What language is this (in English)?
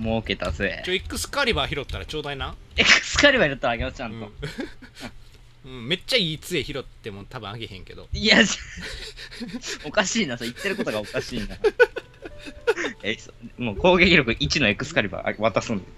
Japanese